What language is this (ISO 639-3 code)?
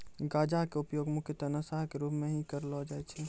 mai